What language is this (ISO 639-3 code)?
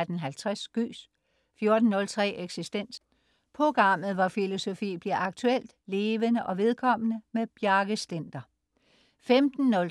dan